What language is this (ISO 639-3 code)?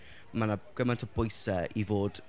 cym